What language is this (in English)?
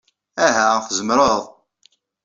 Kabyle